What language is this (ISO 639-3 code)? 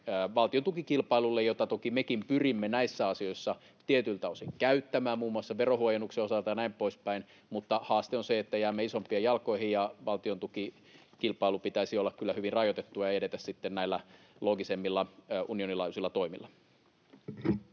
fin